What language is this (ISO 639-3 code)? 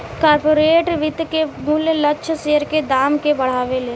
bho